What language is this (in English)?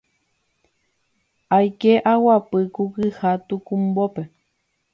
Guarani